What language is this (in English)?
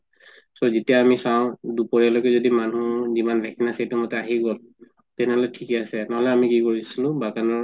Assamese